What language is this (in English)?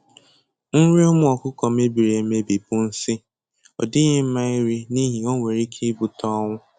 Igbo